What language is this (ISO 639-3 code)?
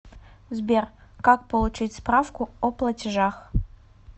rus